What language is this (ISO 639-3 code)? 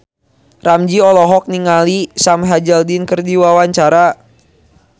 sun